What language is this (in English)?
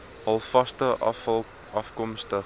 Afrikaans